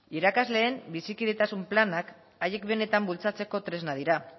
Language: Basque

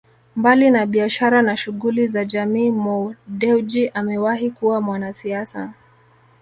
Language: Swahili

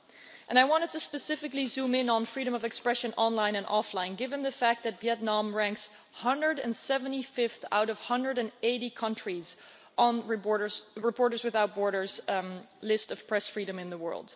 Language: English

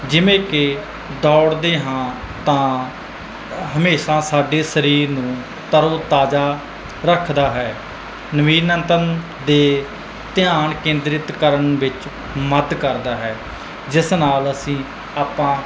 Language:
Punjabi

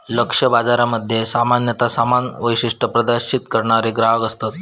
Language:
Marathi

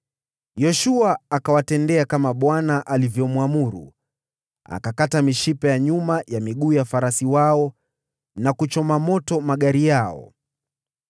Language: Swahili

